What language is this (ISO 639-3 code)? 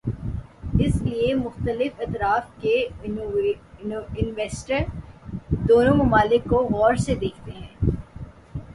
urd